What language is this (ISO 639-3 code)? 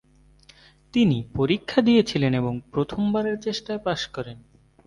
ben